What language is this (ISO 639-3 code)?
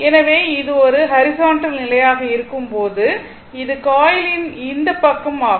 tam